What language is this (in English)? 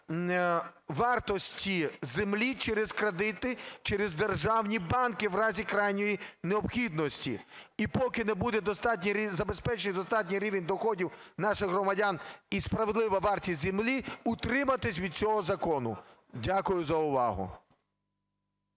Ukrainian